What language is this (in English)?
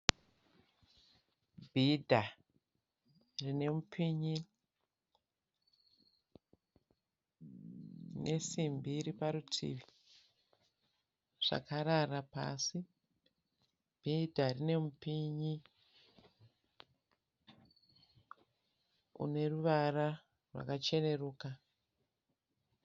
Shona